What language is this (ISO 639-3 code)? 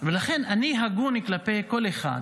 heb